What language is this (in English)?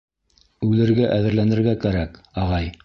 Bashkir